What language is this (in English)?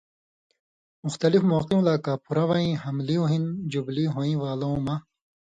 Indus Kohistani